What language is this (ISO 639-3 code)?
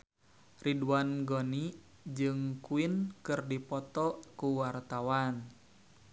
sun